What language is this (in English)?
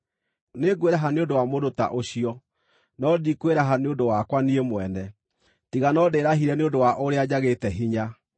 Kikuyu